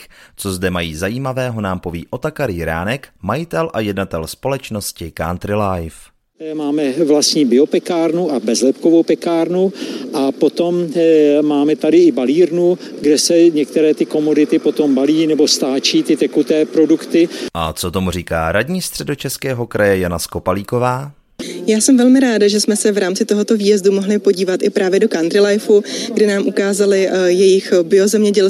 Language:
Czech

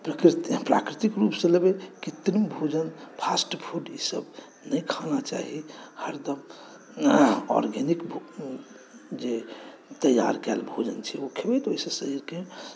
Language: Maithili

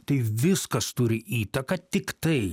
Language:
Lithuanian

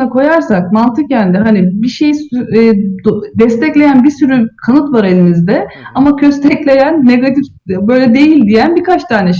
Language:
Turkish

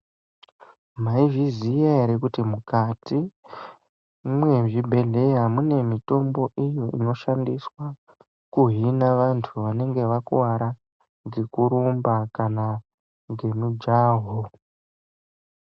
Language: Ndau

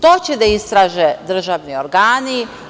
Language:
Serbian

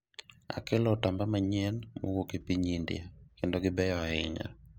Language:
Luo (Kenya and Tanzania)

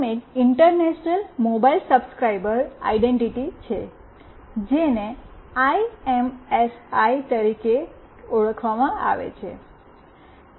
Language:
Gujarati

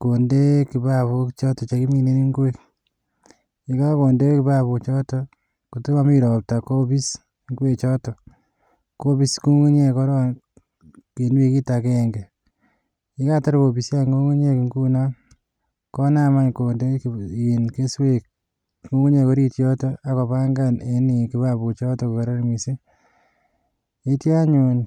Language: Kalenjin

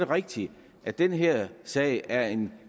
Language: Danish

